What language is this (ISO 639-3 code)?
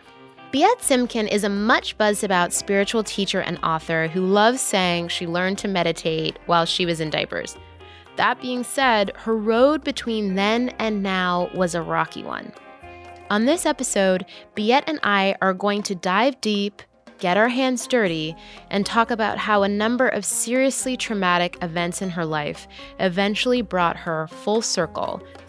eng